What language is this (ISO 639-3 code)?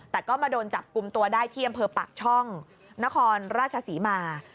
tha